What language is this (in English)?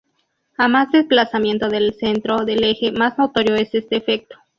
Spanish